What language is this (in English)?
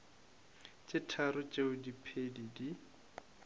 Northern Sotho